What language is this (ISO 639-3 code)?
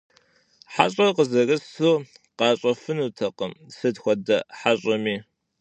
kbd